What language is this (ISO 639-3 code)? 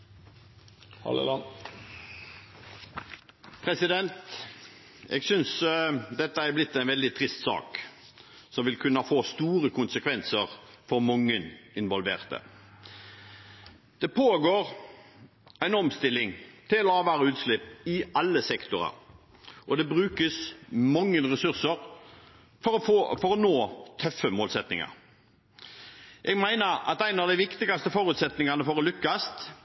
nob